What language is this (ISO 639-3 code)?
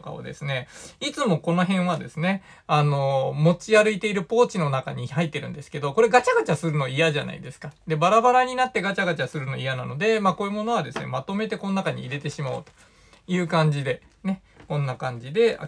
jpn